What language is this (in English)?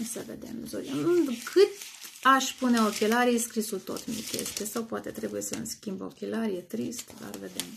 Romanian